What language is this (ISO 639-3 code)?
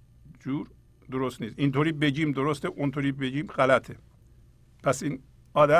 fas